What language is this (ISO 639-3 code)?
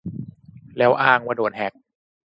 tha